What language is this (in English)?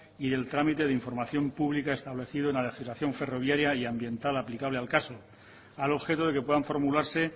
Spanish